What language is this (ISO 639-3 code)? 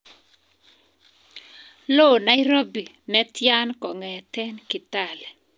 kln